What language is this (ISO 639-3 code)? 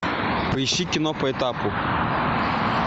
rus